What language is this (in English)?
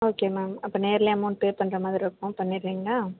Tamil